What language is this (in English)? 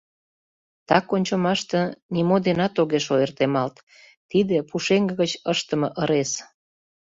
Mari